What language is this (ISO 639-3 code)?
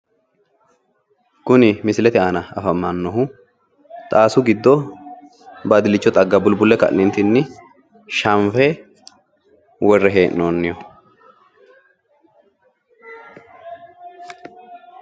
sid